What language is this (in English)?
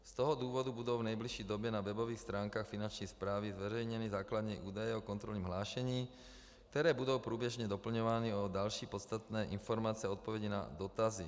Czech